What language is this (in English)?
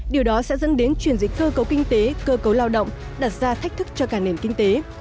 Vietnamese